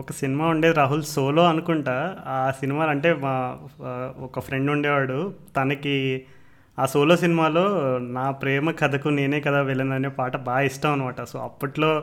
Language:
Telugu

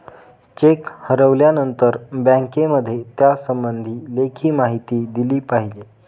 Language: Marathi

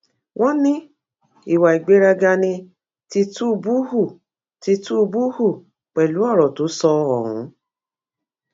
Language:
Yoruba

